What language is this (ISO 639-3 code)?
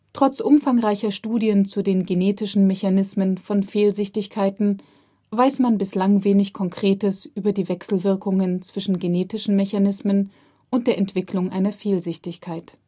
deu